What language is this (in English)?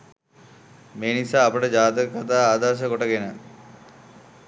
Sinhala